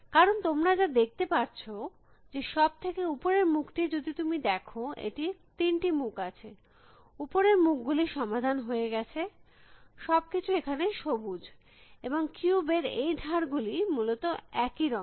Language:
Bangla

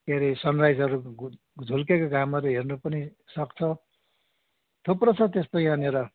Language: Nepali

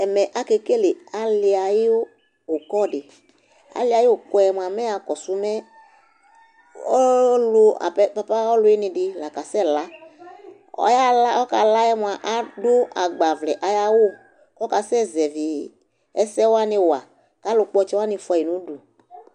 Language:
Ikposo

